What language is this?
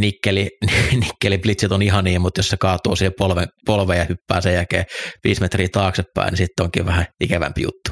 Finnish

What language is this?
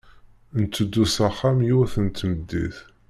Kabyle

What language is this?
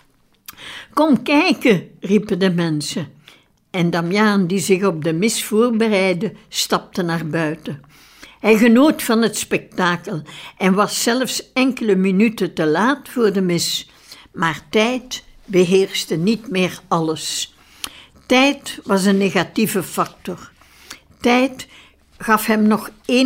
Dutch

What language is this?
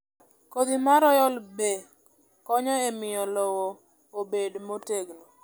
Luo (Kenya and Tanzania)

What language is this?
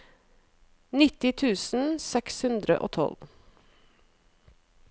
Norwegian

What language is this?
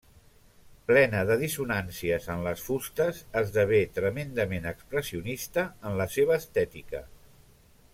Catalan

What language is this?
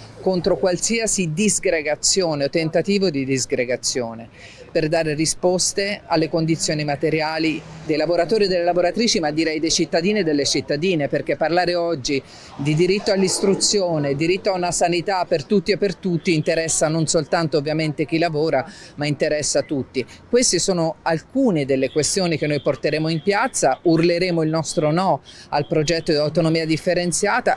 Italian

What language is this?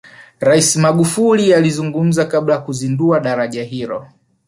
Swahili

